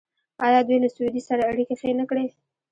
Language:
Pashto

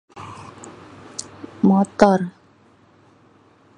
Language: Betawi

